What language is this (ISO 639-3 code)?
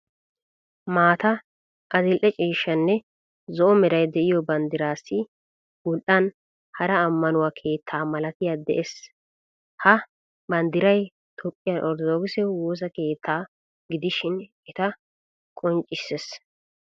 wal